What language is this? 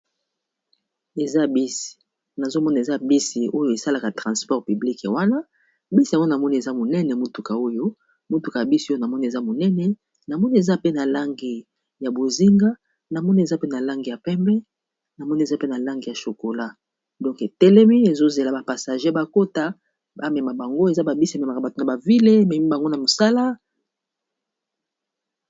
Lingala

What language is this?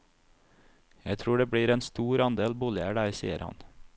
Norwegian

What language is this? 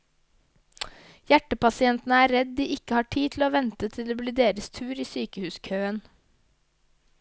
Norwegian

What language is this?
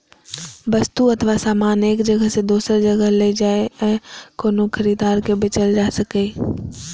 Maithili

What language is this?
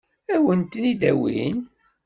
Kabyle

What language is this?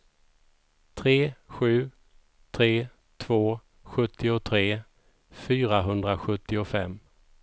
Swedish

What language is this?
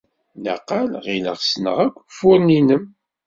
Kabyle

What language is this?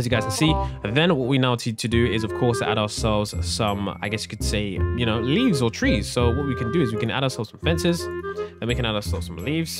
English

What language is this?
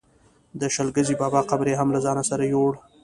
Pashto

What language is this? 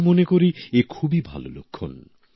Bangla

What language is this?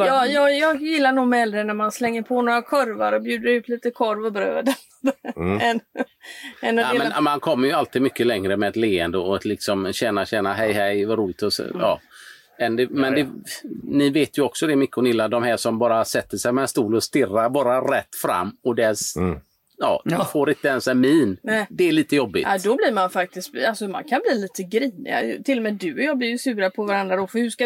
Swedish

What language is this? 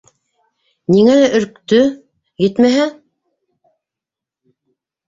Bashkir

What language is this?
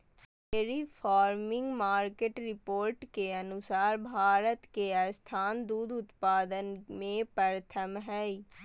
Magahi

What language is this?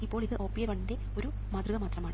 Malayalam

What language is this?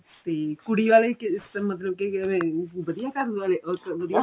Punjabi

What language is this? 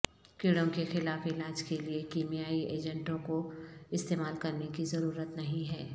Urdu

